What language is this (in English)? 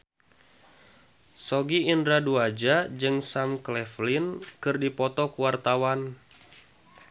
Sundanese